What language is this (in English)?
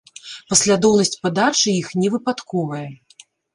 Belarusian